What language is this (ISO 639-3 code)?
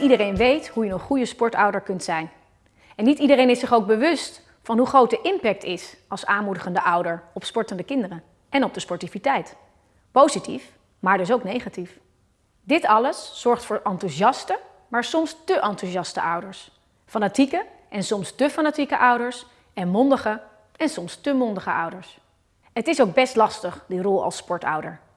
nld